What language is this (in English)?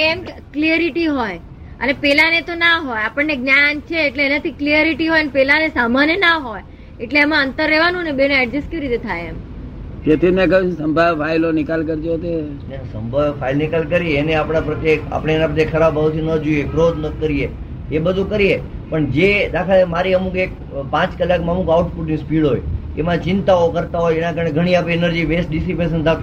Gujarati